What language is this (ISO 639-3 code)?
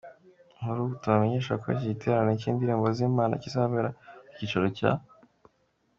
kin